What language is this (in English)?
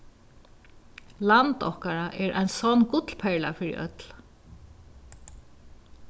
Faroese